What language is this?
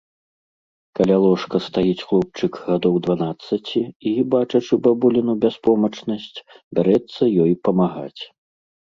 Belarusian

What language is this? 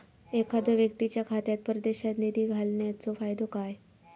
Marathi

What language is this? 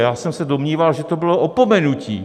Czech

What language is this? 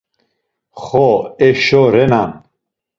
Laz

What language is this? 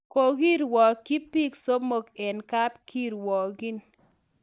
Kalenjin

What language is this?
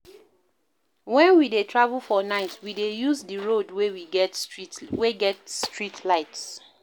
Nigerian Pidgin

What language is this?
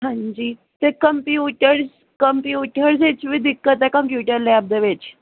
Punjabi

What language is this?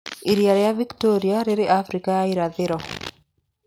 Kikuyu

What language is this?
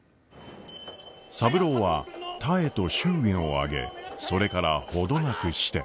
Japanese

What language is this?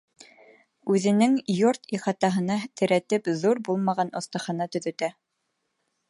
Bashkir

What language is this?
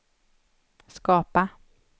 Swedish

